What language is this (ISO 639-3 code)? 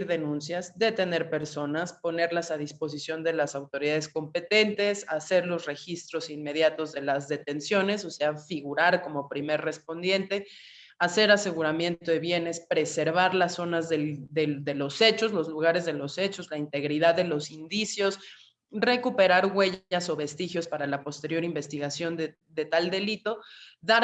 spa